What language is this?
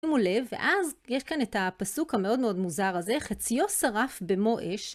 Hebrew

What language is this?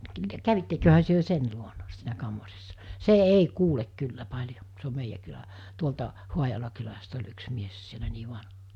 Finnish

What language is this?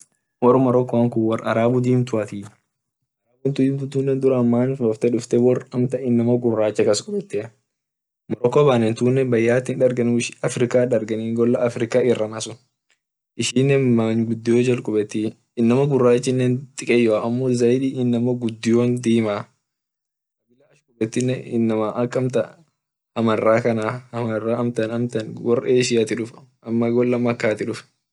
Orma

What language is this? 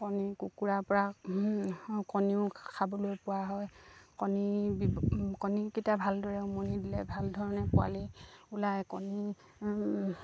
Assamese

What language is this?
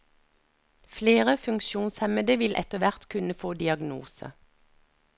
Norwegian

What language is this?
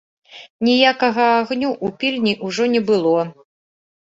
Belarusian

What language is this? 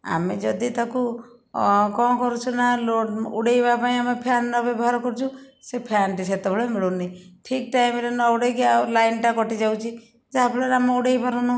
Odia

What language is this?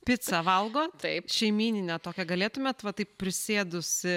Lithuanian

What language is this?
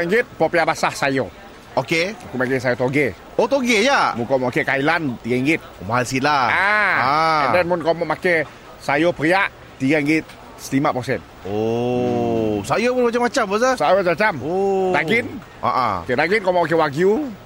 Malay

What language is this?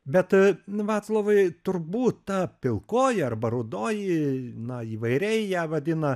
Lithuanian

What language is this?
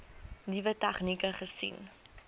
Afrikaans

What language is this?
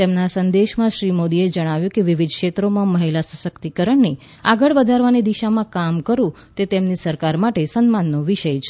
Gujarati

